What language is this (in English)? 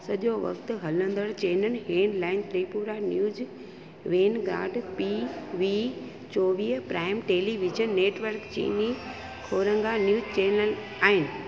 Sindhi